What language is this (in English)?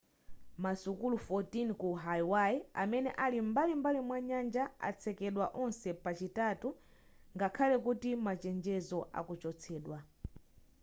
Nyanja